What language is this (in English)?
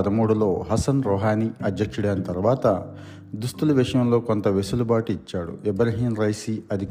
Telugu